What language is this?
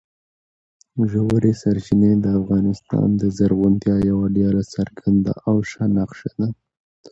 Pashto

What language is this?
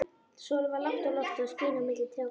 Icelandic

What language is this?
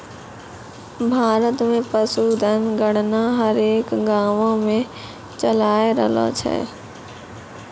Maithili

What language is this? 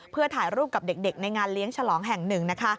Thai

